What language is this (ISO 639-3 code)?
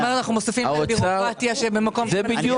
heb